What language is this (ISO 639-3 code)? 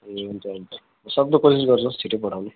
nep